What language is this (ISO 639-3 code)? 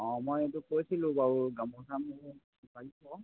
asm